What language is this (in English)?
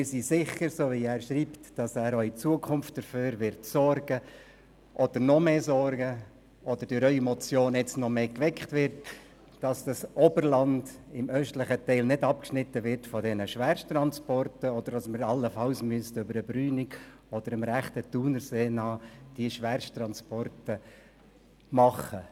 Swiss German